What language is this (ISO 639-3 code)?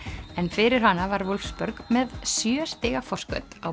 isl